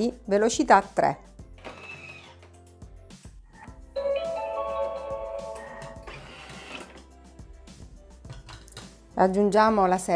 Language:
Italian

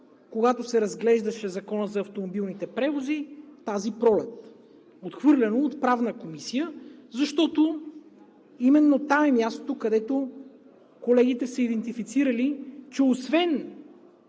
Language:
Bulgarian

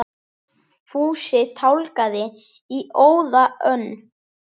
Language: Icelandic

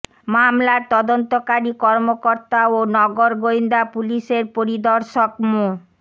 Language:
Bangla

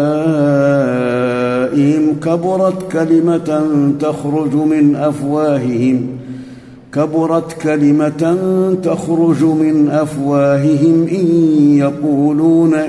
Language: Arabic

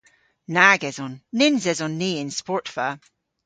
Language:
Cornish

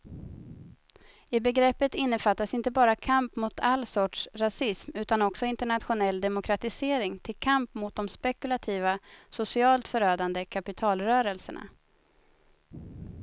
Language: Swedish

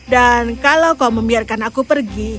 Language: Indonesian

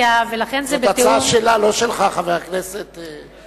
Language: Hebrew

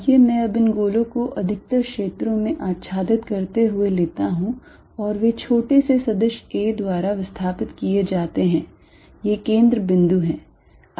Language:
Hindi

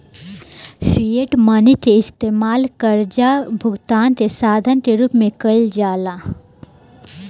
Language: Bhojpuri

